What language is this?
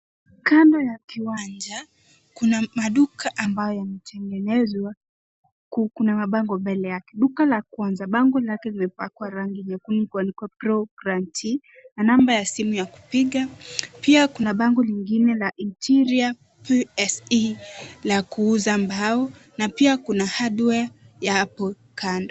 Swahili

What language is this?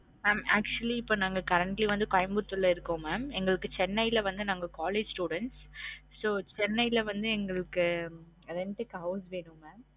Tamil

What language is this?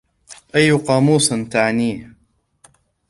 Arabic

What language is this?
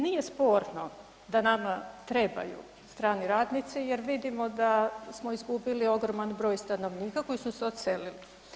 Croatian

